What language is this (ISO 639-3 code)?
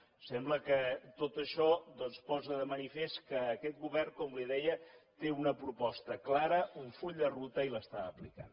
cat